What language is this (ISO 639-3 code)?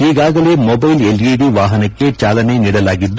kan